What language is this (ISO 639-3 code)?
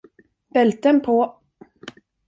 swe